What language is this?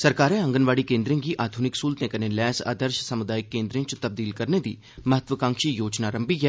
Dogri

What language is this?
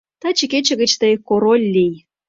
Mari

